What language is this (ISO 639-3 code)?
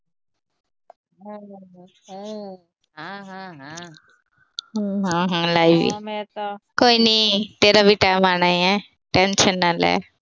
pan